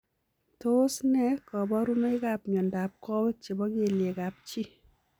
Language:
Kalenjin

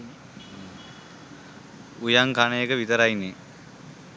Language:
Sinhala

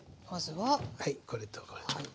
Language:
Japanese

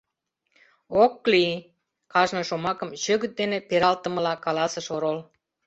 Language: Mari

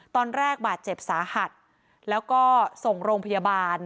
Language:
Thai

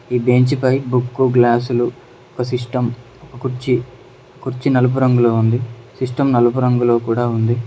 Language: Telugu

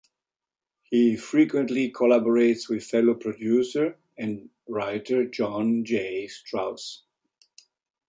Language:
English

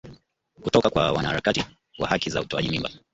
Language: Swahili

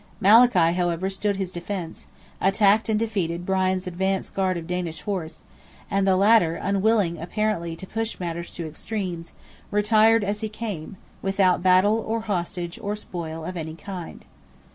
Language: English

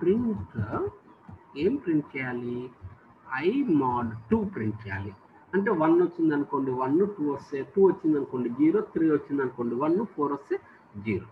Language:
Thai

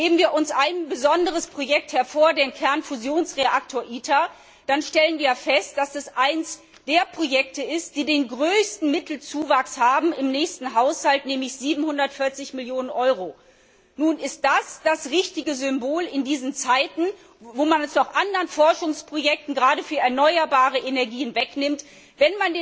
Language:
German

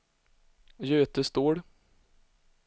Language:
Swedish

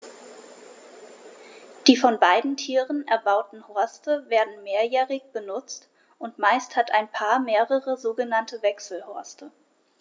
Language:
German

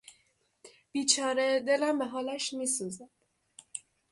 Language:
Persian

